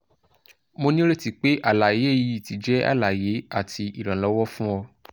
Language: Yoruba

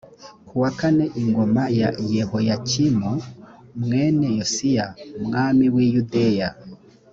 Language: Kinyarwanda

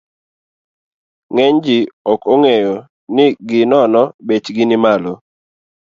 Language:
Luo (Kenya and Tanzania)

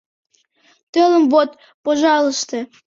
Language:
Mari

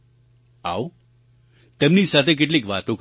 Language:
Gujarati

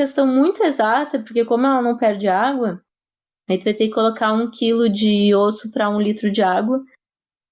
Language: Portuguese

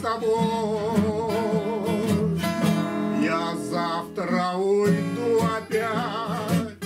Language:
Russian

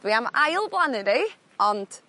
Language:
Welsh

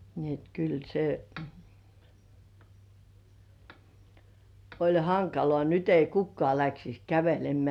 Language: Finnish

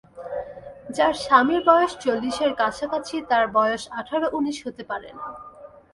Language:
Bangla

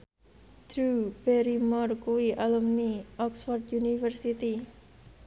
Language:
Javanese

